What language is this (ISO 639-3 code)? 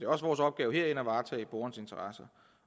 dan